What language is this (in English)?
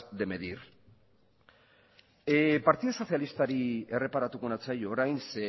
Basque